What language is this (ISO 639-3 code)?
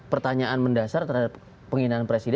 ind